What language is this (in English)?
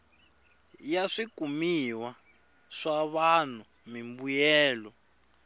Tsonga